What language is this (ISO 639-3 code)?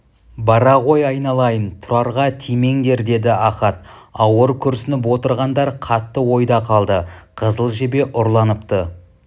kaz